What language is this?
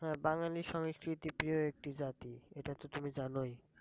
Bangla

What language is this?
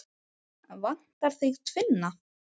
Icelandic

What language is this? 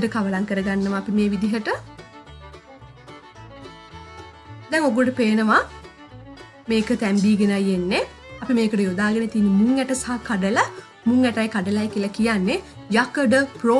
English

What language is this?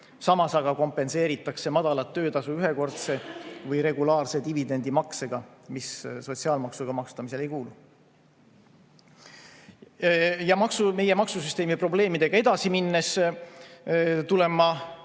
Estonian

